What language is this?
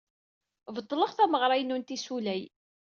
Kabyle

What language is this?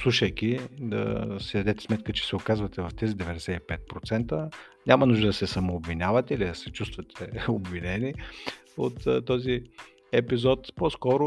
Bulgarian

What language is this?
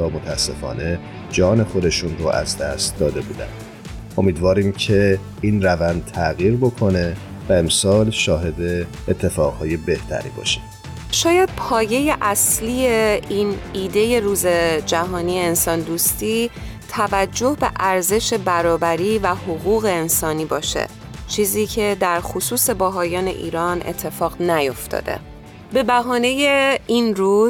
Persian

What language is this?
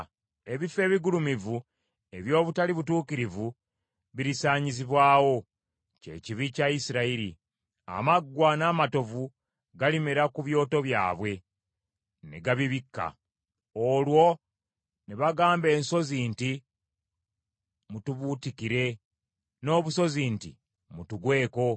Ganda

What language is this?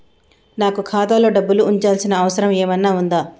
Telugu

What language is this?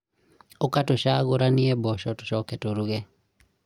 Kikuyu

